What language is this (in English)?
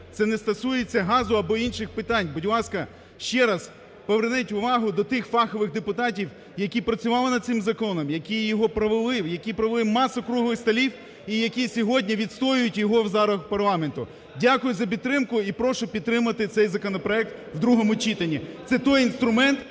Ukrainian